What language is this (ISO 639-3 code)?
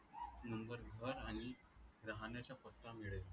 mar